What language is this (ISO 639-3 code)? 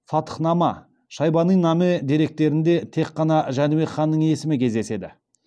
kaz